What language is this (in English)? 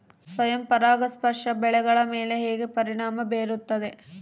Kannada